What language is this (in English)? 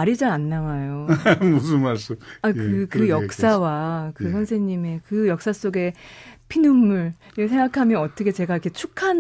Korean